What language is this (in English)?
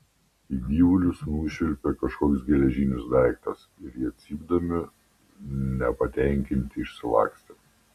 Lithuanian